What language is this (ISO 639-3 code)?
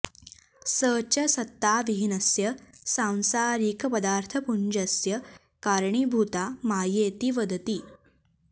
san